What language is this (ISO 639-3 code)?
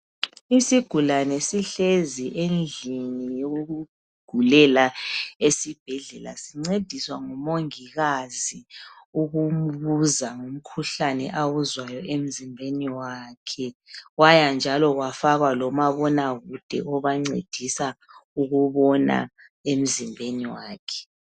nde